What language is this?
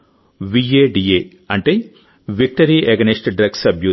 Telugu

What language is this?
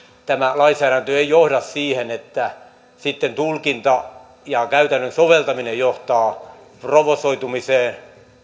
Finnish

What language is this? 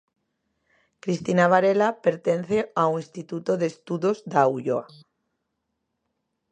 Galician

